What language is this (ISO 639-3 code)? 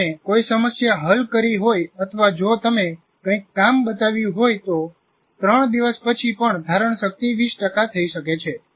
guj